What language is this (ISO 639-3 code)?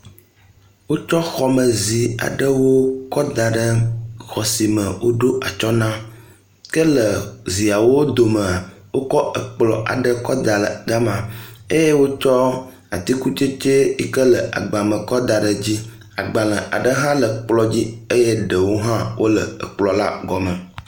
ewe